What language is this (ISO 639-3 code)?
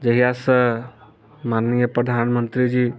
mai